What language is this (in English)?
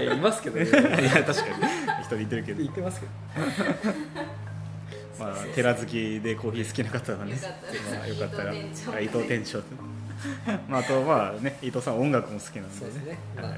Japanese